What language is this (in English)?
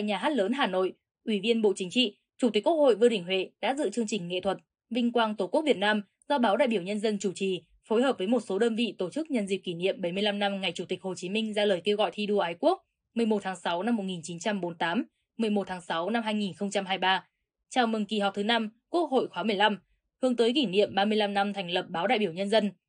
Vietnamese